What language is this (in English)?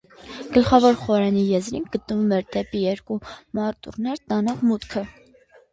Armenian